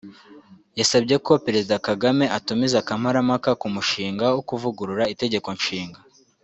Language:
Kinyarwanda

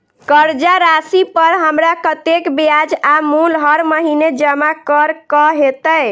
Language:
Maithili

